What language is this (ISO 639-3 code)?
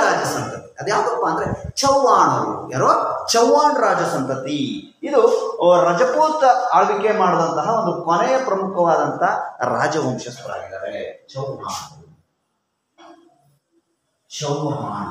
hin